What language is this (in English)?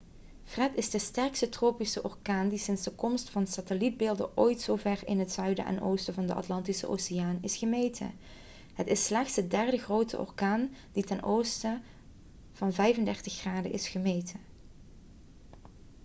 Dutch